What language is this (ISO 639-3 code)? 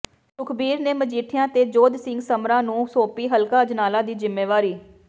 pan